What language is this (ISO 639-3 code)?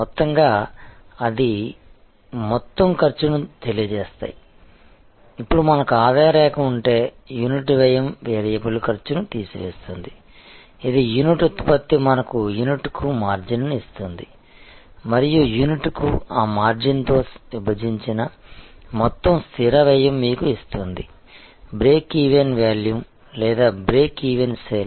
tel